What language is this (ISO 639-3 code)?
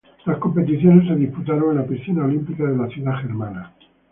spa